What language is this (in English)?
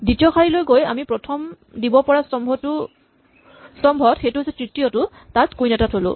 Assamese